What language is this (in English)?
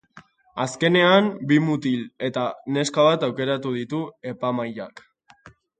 Basque